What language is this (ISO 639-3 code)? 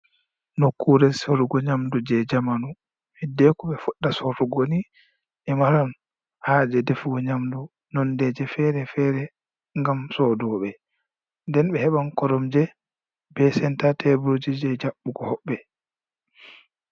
ful